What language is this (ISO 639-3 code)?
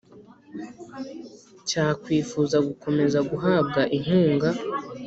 kin